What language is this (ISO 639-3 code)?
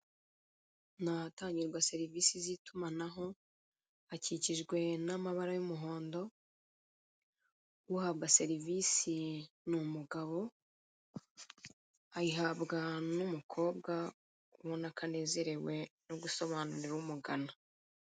kin